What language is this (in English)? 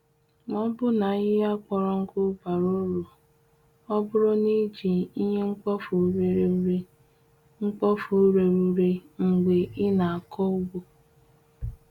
Igbo